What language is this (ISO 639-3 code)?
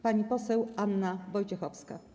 pol